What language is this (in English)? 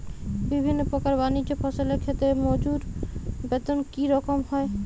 Bangla